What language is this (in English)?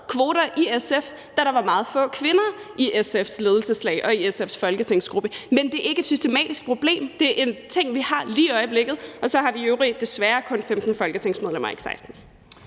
Danish